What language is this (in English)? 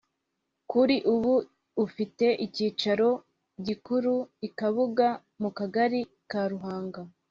Kinyarwanda